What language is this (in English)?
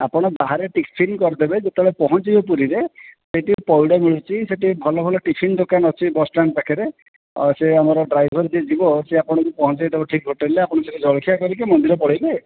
Odia